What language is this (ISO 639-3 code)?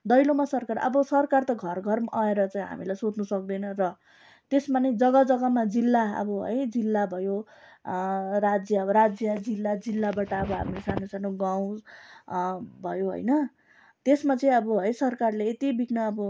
nep